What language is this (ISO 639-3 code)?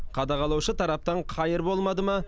kaz